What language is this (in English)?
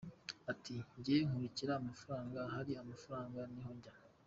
Kinyarwanda